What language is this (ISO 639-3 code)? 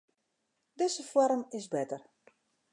fry